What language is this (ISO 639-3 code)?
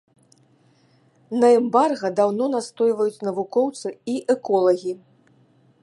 bel